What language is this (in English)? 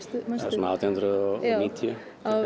Icelandic